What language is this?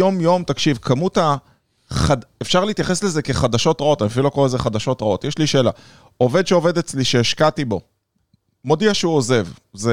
Hebrew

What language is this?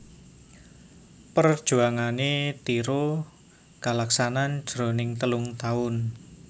Javanese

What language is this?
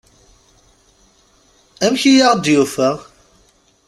Kabyle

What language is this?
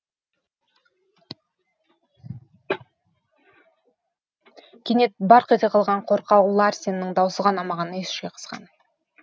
Kazakh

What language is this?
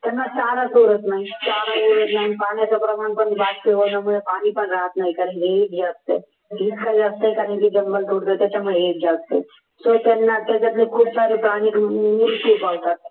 Marathi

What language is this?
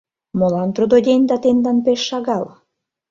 Mari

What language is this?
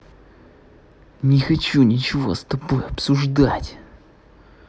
Russian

